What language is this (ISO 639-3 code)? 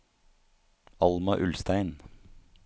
nor